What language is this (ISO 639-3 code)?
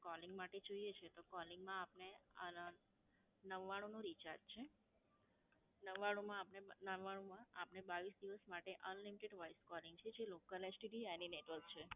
guj